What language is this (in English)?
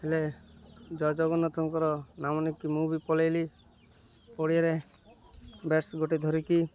Odia